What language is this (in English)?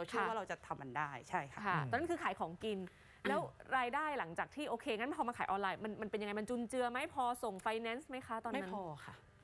Thai